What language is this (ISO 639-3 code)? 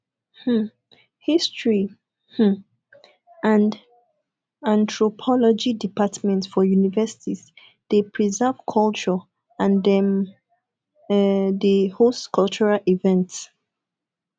pcm